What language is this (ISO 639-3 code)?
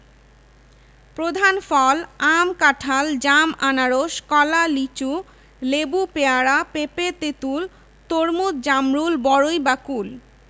ben